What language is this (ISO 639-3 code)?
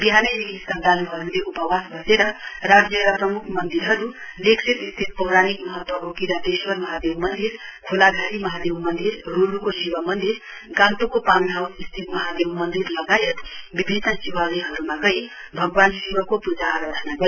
nep